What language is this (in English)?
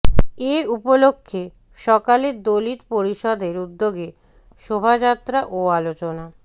Bangla